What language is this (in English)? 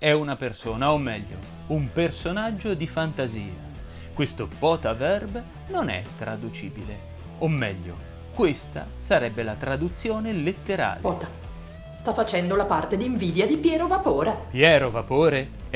Italian